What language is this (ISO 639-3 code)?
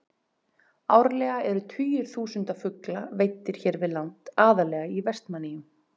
isl